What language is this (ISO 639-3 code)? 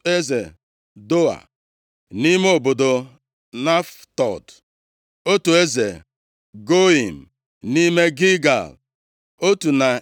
ibo